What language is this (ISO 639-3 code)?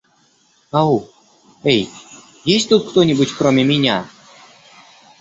rus